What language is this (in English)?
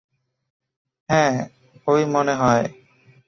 Bangla